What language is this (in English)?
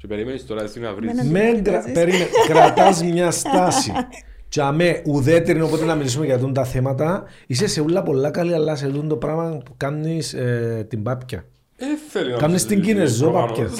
Greek